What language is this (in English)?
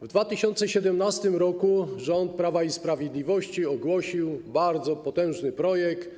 Polish